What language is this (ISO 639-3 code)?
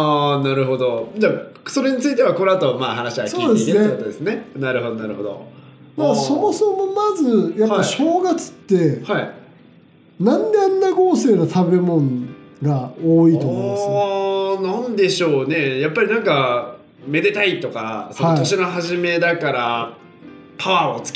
jpn